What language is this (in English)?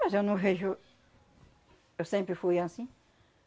Portuguese